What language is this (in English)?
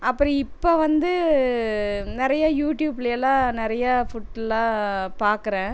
Tamil